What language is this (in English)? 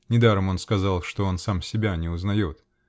Russian